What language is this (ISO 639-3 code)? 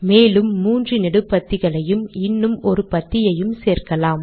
tam